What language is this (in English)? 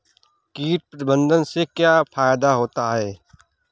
Hindi